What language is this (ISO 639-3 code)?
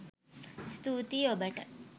sin